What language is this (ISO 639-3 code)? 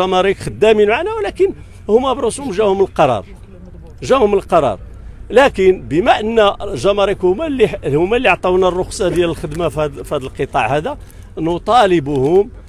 ara